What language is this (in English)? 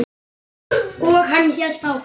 Icelandic